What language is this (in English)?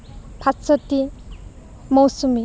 Assamese